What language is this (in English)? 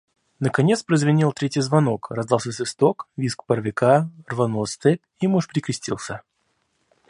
Russian